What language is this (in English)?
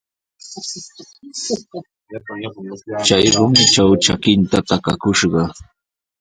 Sihuas Ancash Quechua